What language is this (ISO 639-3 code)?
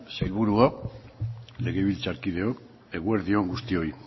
eus